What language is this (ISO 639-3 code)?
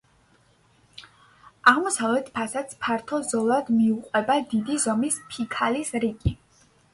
kat